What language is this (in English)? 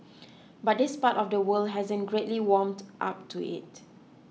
English